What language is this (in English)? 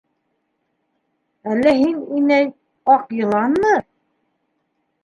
Bashkir